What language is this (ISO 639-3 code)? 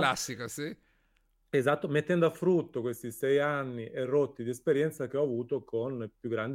ita